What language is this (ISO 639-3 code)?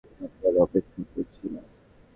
ben